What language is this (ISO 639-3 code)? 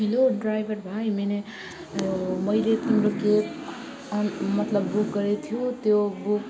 nep